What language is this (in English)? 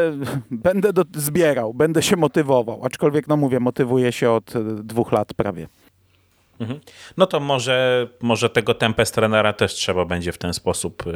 Polish